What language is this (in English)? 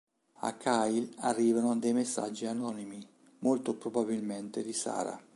Italian